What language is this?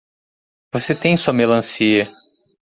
Portuguese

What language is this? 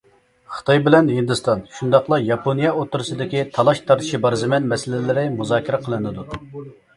Uyghur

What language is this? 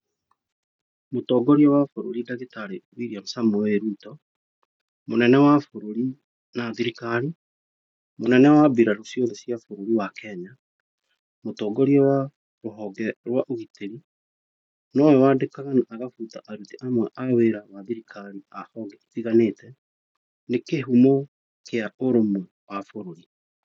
Kikuyu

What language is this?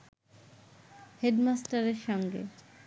Bangla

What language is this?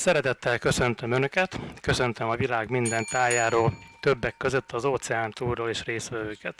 Hungarian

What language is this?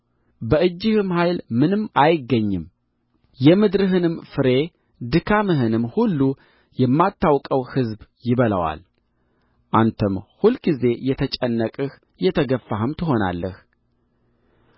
Amharic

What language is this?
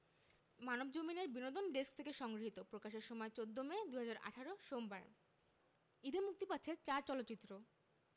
Bangla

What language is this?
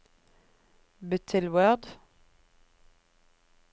Norwegian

